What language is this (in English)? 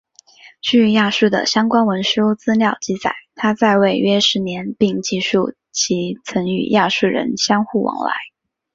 Chinese